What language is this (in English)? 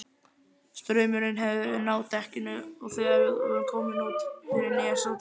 Icelandic